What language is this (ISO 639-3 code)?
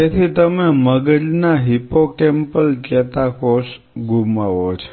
guj